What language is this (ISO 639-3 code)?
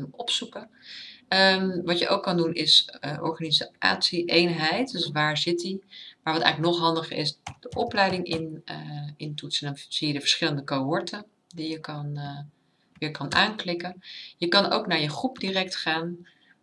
nld